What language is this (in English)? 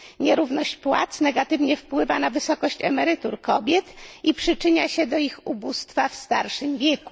Polish